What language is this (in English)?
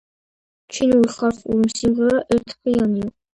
Georgian